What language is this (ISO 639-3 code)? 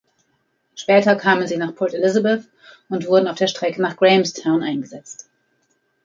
deu